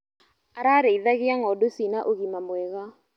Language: Kikuyu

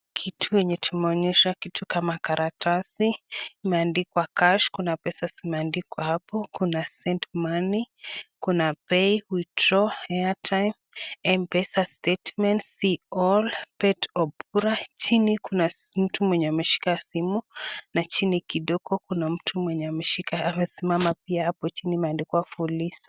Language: Swahili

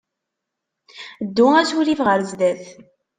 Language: Kabyle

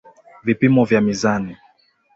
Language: Swahili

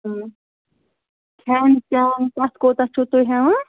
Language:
Kashmiri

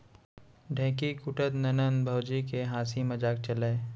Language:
Chhattisgarhi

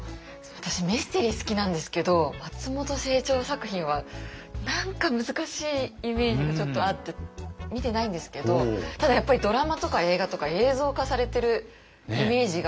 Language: Japanese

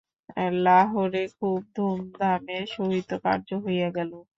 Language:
Bangla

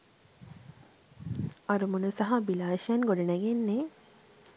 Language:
Sinhala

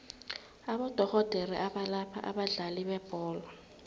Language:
South Ndebele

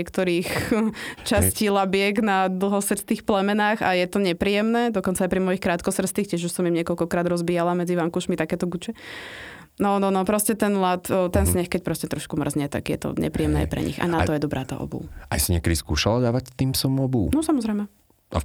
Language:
Slovak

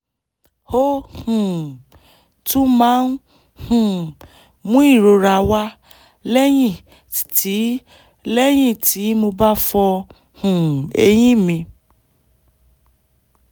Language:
Yoruba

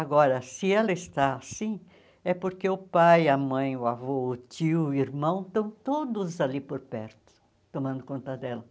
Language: Portuguese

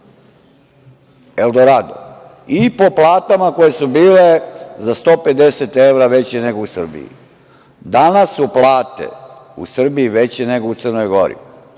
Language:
Serbian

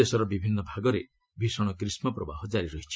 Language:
Odia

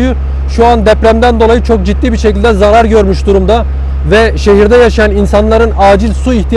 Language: Turkish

